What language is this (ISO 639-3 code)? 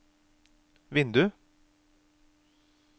nor